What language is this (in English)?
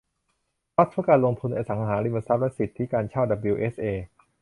Thai